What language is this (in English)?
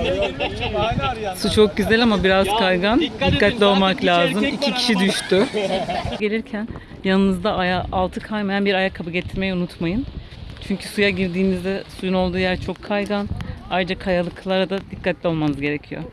Turkish